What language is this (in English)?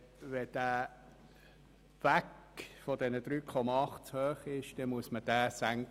Swiss German